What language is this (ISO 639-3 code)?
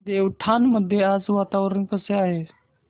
mar